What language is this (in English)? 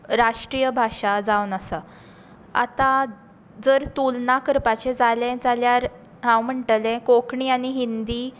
Konkani